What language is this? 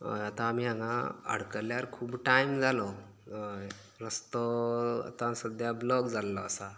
Konkani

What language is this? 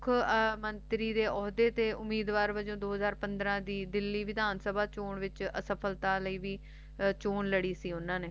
Punjabi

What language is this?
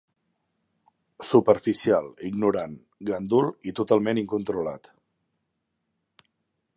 Catalan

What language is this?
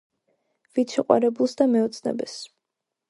Georgian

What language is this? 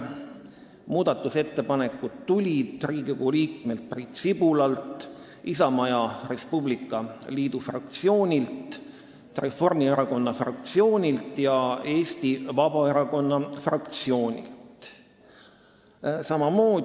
Estonian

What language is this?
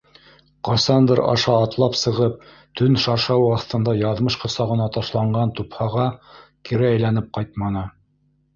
Bashkir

